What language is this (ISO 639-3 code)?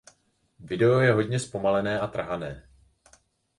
ces